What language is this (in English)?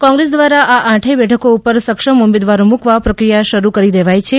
Gujarati